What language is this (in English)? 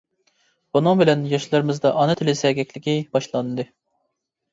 Uyghur